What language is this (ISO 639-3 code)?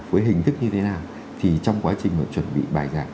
vie